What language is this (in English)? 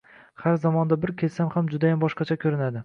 Uzbek